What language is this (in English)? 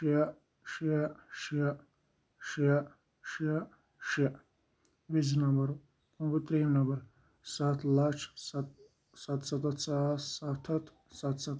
Kashmiri